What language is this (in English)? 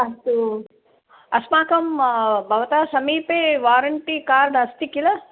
Sanskrit